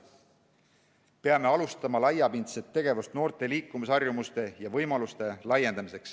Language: Estonian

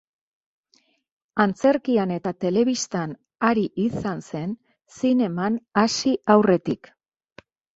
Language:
Basque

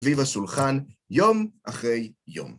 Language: Hebrew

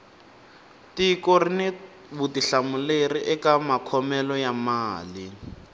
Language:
Tsonga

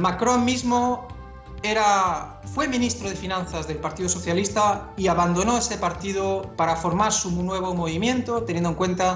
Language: Spanish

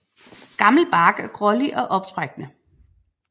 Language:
Danish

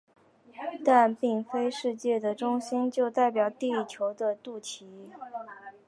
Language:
Chinese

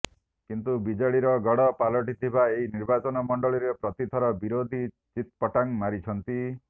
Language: Odia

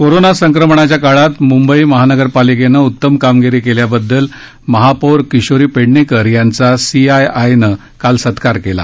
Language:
Marathi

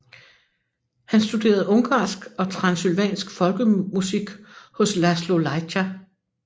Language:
Danish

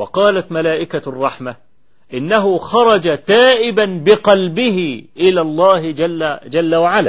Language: Arabic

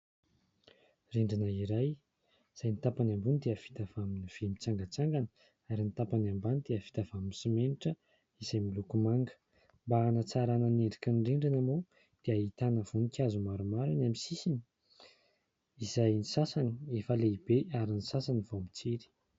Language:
Malagasy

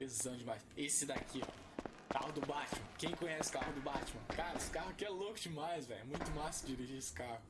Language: Portuguese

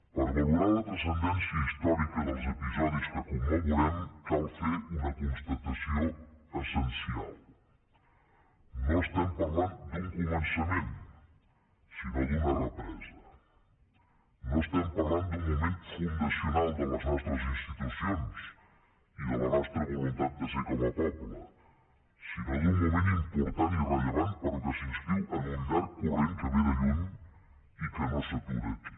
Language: Catalan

